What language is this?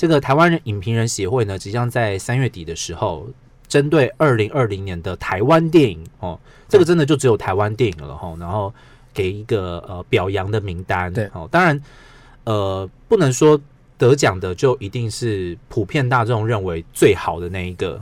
Chinese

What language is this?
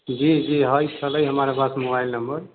Maithili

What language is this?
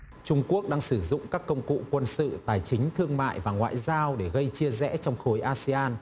Vietnamese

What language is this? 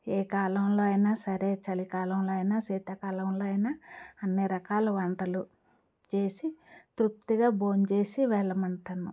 Telugu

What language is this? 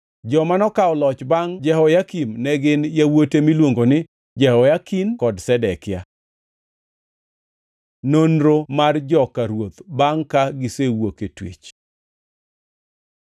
Luo (Kenya and Tanzania)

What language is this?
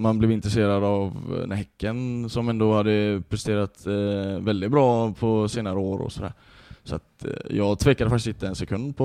Swedish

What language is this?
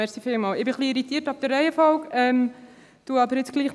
Swiss German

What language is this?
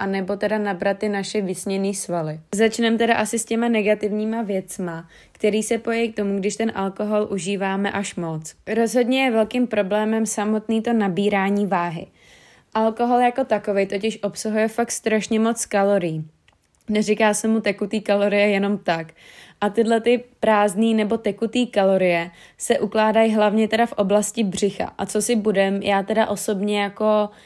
Czech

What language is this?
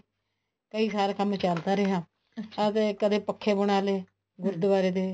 Punjabi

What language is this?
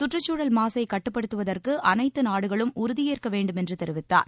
Tamil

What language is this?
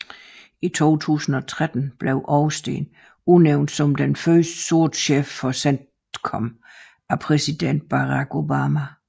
Danish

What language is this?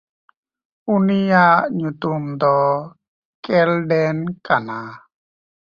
Santali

